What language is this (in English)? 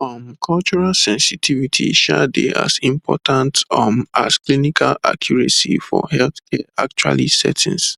Nigerian Pidgin